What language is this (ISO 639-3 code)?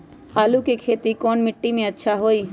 mag